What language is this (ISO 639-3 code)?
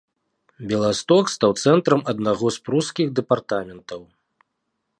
bel